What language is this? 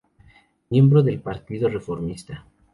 Spanish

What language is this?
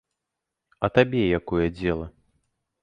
Belarusian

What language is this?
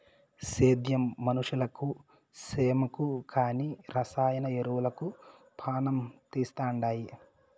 Telugu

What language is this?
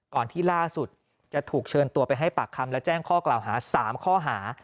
Thai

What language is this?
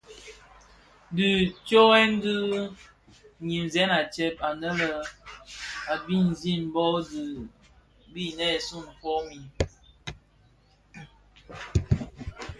Bafia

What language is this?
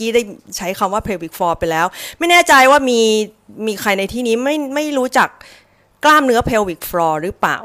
Thai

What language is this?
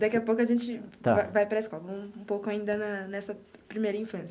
Portuguese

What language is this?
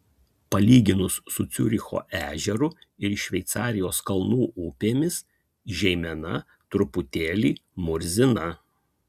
Lithuanian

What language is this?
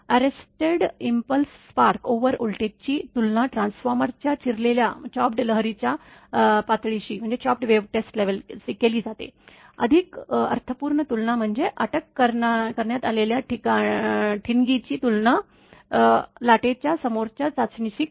Marathi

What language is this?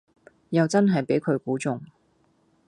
Cantonese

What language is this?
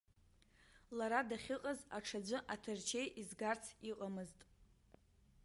Abkhazian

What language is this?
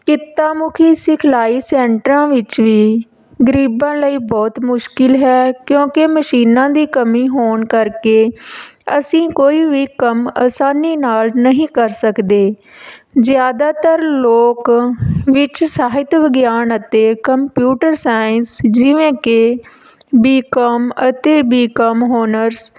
Punjabi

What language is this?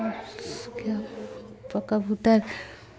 Urdu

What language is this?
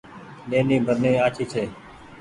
Goaria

